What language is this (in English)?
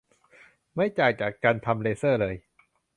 Thai